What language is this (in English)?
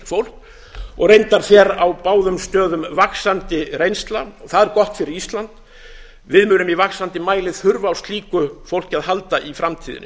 Icelandic